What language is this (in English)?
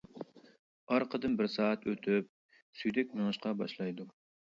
Uyghur